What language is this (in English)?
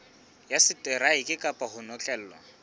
Southern Sotho